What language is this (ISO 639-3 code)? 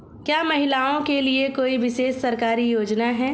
hin